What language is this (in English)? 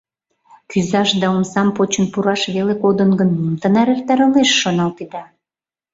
Mari